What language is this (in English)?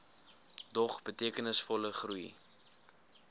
Afrikaans